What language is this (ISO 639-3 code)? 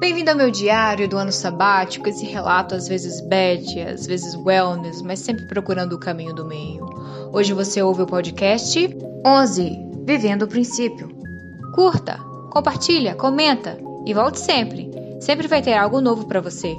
por